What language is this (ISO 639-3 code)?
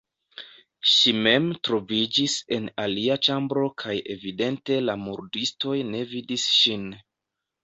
epo